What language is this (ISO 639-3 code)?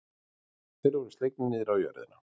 isl